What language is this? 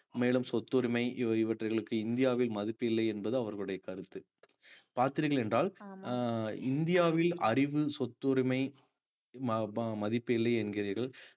Tamil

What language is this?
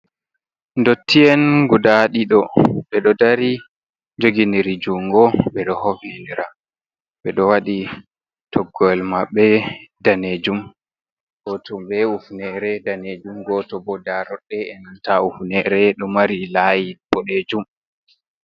Fula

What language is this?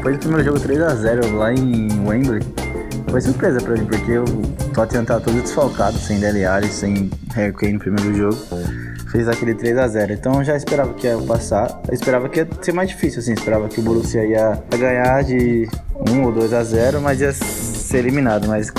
Portuguese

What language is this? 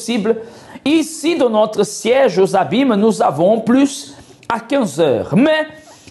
French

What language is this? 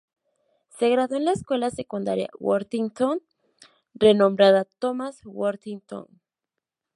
Spanish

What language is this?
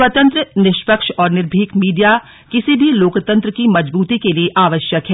Hindi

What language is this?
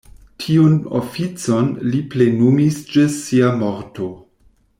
Esperanto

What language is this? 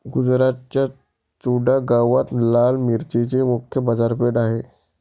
Marathi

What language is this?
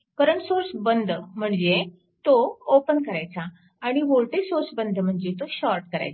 Marathi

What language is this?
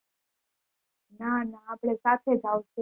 Gujarati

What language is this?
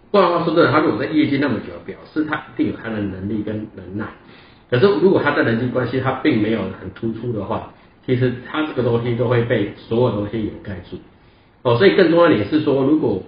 Chinese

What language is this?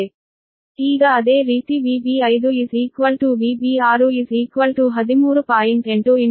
Kannada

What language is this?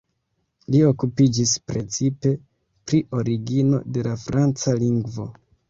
Esperanto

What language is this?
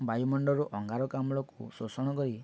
Odia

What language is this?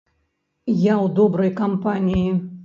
Belarusian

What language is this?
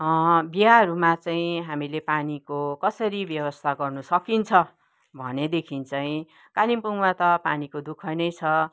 Nepali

